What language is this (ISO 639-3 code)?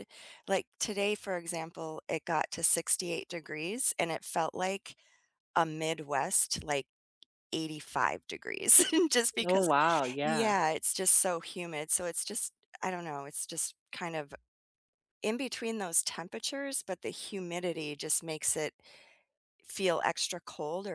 eng